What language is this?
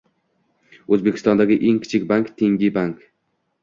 Uzbek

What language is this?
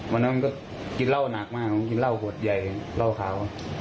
Thai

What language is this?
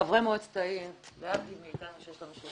Hebrew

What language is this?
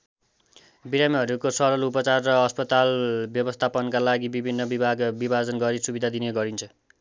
Nepali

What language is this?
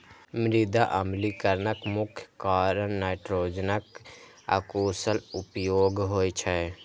Maithili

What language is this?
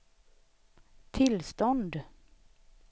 Swedish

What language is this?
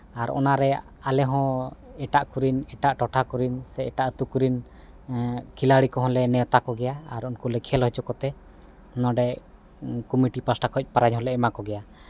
Santali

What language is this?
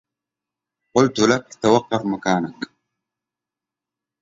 Arabic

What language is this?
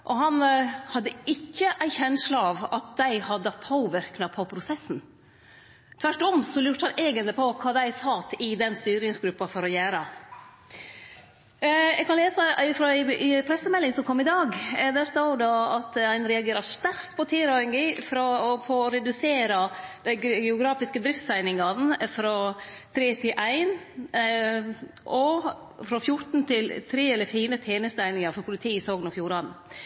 Norwegian Nynorsk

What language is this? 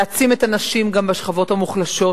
Hebrew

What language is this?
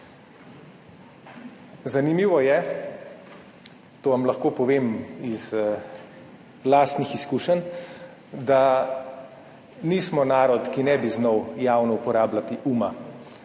Slovenian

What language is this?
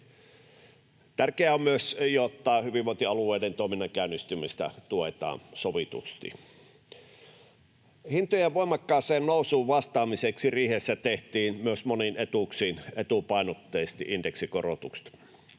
Finnish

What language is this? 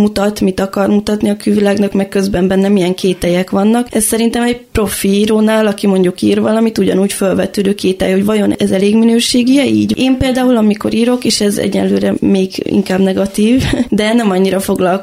Hungarian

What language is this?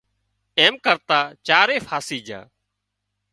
Wadiyara Koli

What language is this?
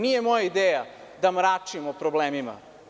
Serbian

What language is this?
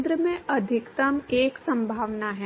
Hindi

